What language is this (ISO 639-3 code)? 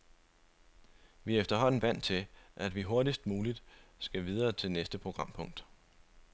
dan